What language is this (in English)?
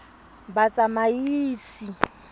Tswana